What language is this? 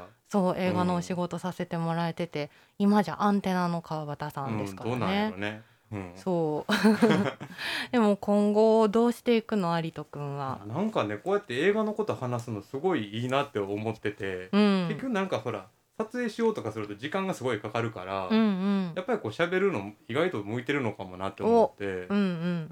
Japanese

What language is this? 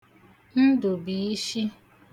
Igbo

